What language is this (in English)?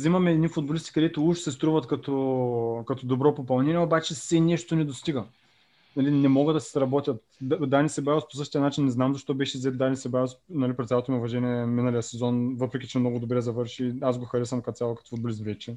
Bulgarian